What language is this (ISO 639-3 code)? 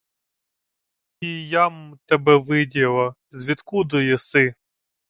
ukr